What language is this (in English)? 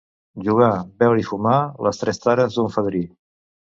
Catalan